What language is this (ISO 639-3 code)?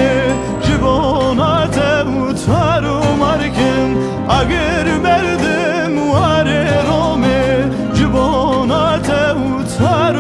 tur